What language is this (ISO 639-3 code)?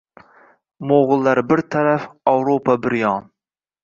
uzb